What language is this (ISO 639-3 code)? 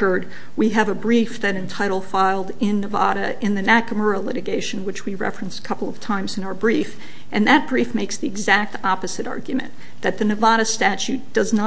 eng